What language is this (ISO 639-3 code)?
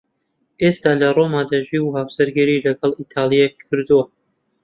ckb